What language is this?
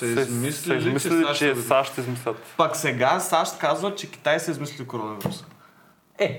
Bulgarian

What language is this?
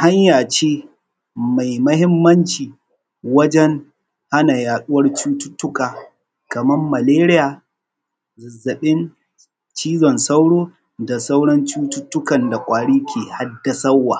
Hausa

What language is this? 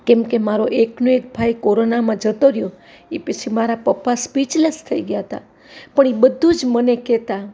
Gujarati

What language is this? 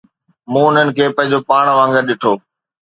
Sindhi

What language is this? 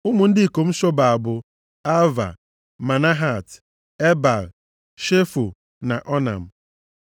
Igbo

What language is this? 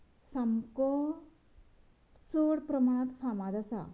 Konkani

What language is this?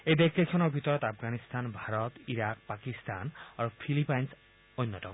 Assamese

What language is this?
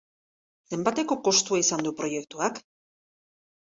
Basque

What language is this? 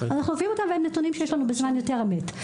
Hebrew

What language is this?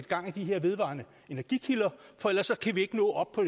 Danish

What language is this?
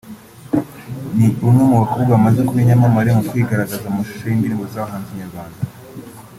Kinyarwanda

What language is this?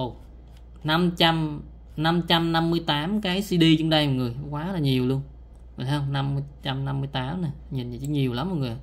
Vietnamese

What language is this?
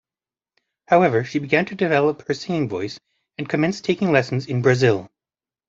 English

